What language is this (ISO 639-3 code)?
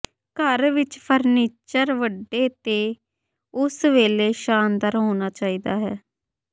pan